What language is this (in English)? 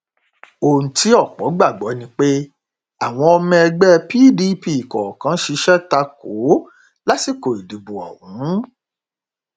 Yoruba